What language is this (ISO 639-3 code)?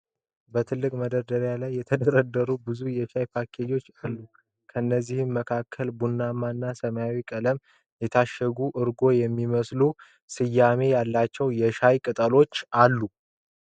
amh